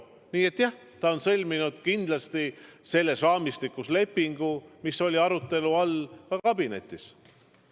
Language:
Estonian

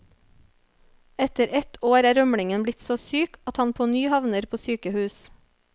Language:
Norwegian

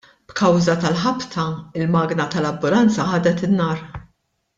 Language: Maltese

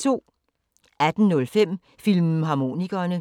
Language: Danish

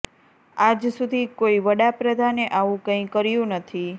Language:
Gujarati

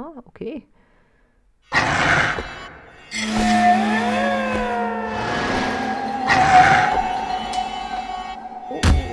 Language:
German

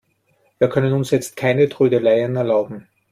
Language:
German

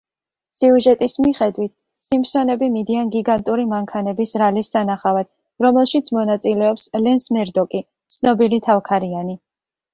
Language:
Georgian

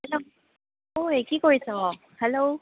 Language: Assamese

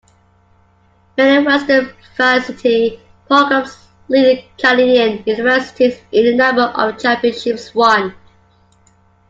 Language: English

